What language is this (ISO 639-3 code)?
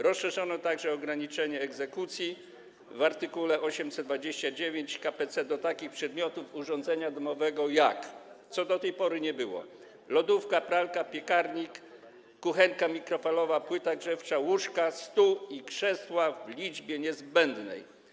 pol